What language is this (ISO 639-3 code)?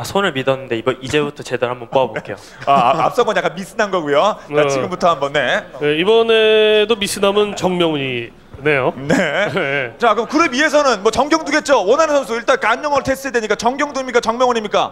kor